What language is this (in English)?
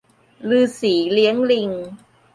Thai